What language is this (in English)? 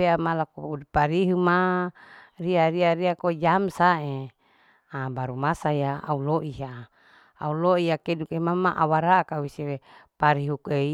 Larike-Wakasihu